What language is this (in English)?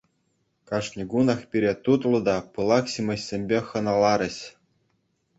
Chuvash